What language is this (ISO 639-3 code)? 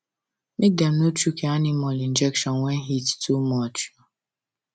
pcm